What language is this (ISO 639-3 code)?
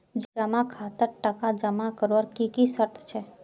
mag